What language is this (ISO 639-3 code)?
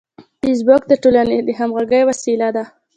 pus